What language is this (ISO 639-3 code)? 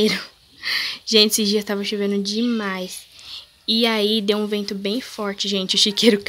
por